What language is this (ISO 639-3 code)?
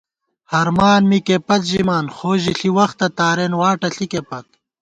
gwt